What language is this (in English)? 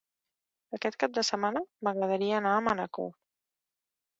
Catalan